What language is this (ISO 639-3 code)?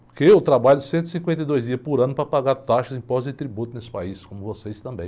por